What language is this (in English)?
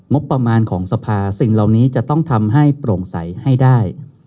Thai